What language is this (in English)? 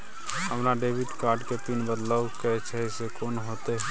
Maithili